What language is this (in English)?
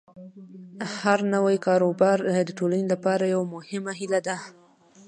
Pashto